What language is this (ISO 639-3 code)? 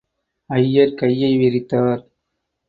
tam